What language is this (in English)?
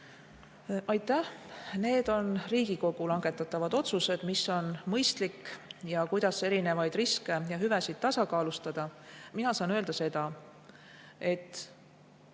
Estonian